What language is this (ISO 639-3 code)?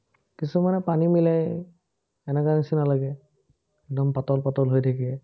asm